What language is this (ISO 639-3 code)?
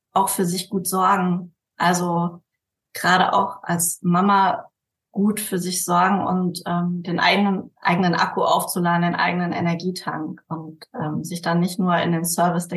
deu